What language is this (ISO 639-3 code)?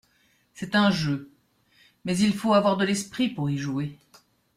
fra